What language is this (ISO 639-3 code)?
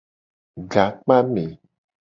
gej